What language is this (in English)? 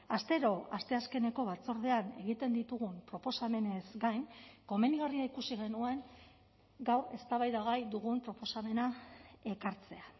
Basque